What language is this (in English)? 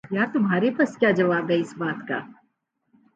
Urdu